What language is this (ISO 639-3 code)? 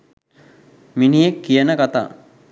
sin